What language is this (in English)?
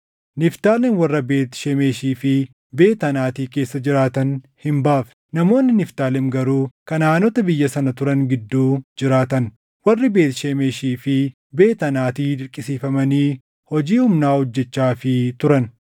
Oromo